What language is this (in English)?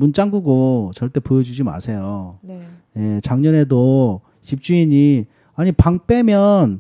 Korean